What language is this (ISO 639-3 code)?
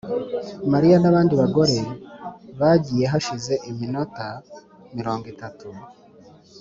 kin